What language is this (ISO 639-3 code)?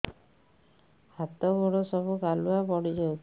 ori